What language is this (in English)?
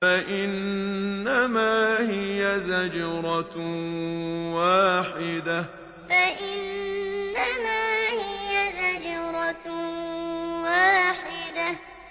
Arabic